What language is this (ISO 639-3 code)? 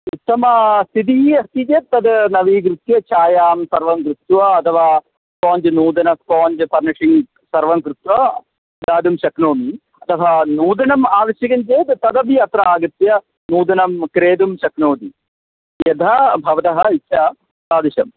san